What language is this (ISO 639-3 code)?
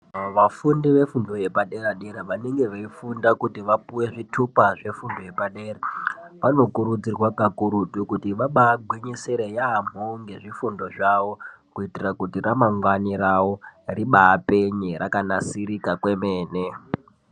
ndc